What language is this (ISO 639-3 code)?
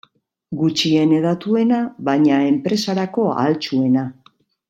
eus